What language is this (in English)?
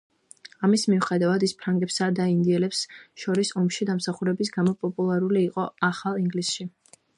Georgian